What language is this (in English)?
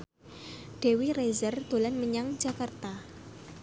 Javanese